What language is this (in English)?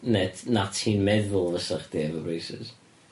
Welsh